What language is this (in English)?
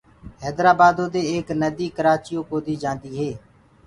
Gurgula